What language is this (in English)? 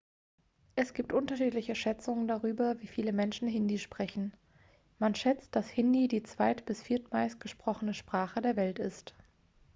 German